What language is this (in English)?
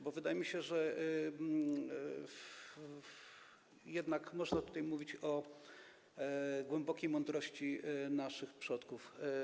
Polish